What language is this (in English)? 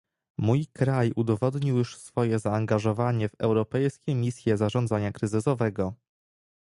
Polish